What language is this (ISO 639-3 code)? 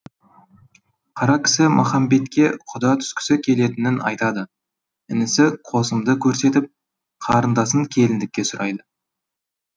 kaz